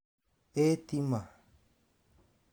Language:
Kikuyu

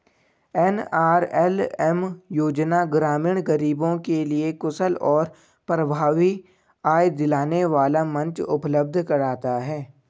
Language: Hindi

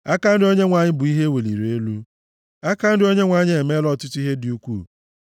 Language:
Igbo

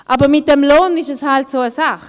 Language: Swiss German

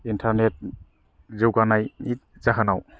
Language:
Bodo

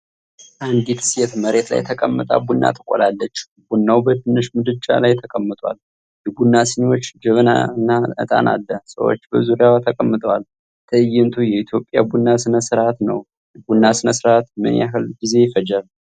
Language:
Amharic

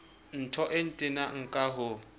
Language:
Southern Sotho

